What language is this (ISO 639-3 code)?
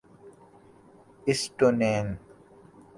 urd